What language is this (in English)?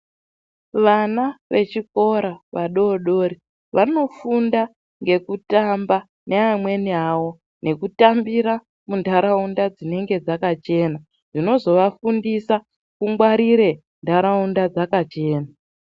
Ndau